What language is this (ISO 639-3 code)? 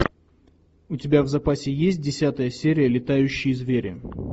rus